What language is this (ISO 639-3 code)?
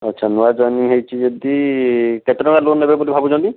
ori